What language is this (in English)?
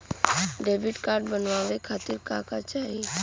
Bhojpuri